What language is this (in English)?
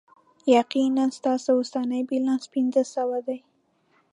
Pashto